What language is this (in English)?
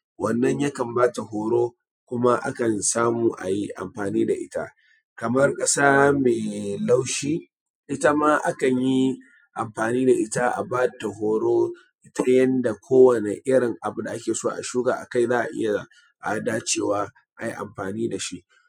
Hausa